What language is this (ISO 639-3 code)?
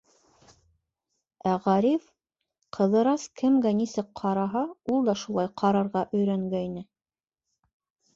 bak